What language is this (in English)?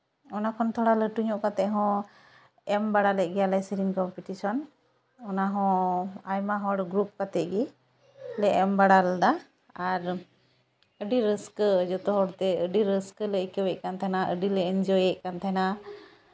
Santali